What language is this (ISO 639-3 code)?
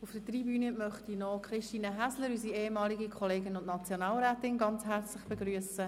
gsw